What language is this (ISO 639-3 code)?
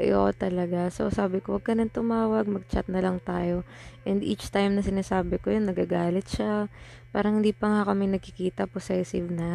fil